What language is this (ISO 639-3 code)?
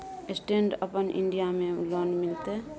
mai